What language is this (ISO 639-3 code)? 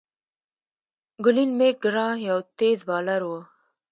pus